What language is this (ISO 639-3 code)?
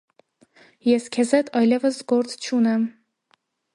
hye